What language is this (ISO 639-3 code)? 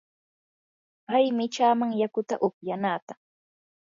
qur